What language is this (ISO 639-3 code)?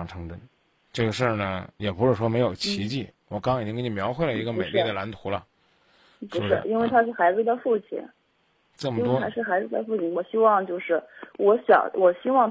zho